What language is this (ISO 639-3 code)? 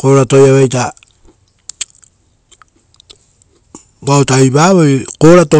roo